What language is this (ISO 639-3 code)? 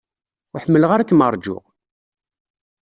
kab